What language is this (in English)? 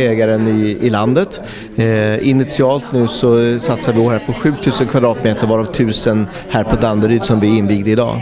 Swedish